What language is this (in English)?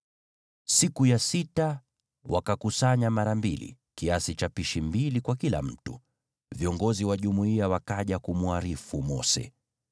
Swahili